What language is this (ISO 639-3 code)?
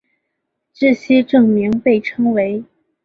zho